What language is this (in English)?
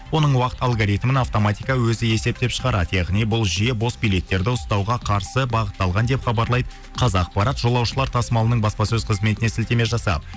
Kazakh